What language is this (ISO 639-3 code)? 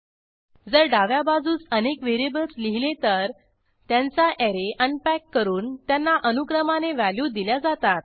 mar